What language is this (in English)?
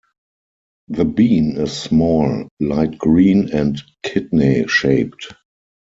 English